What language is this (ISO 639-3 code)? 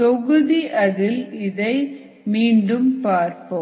tam